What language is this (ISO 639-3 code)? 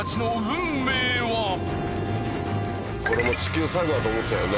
jpn